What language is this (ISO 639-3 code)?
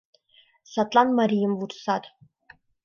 chm